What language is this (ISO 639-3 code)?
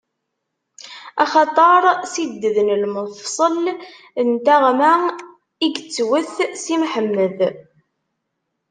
kab